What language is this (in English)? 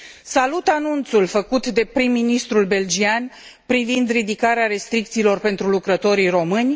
Romanian